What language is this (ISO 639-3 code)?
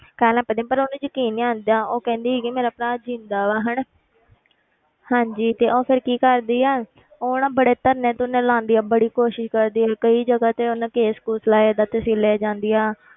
pan